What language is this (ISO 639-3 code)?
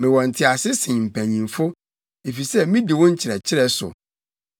aka